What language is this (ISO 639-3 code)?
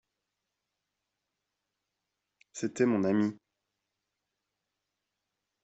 fra